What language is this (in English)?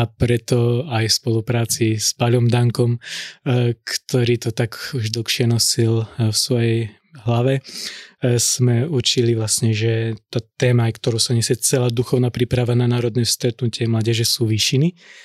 Slovak